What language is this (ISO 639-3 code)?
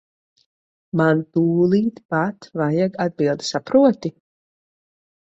lav